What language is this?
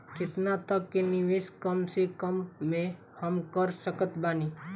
Bhojpuri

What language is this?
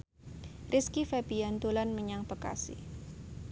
Javanese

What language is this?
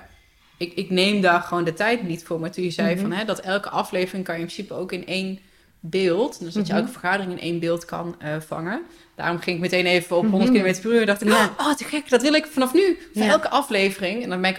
Dutch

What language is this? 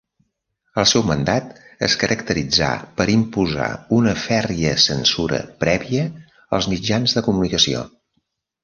Catalan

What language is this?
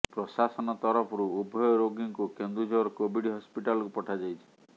Odia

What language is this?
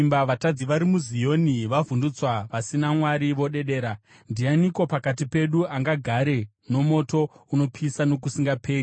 Shona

